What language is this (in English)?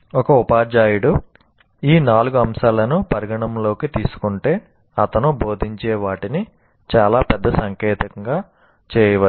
Telugu